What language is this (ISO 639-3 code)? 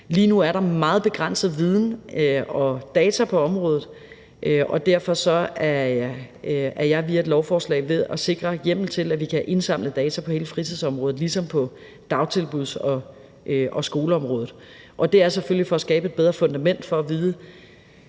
dan